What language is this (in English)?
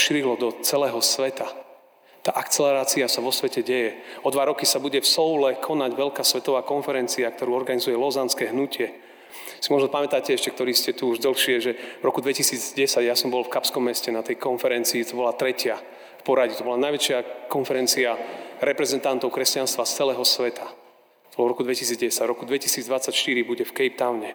Slovak